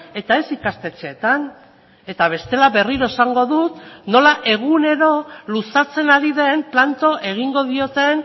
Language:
Basque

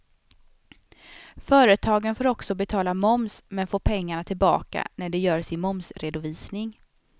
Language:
Swedish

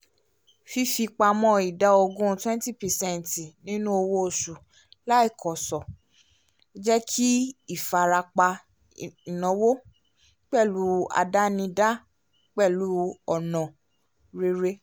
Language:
Yoruba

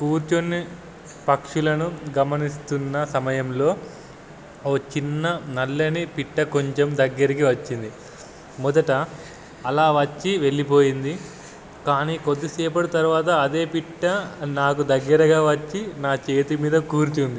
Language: Telugu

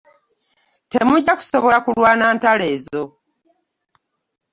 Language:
Ganda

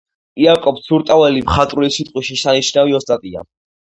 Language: Georgian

